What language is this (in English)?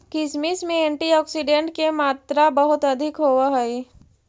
Magahi